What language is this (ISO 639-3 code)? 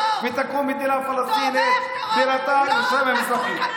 heb